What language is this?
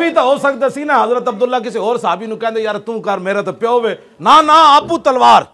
Hindi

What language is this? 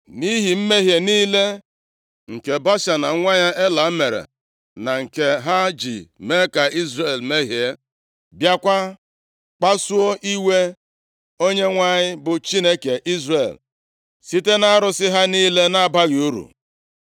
Igbo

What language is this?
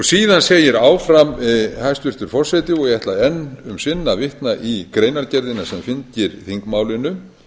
Icelandic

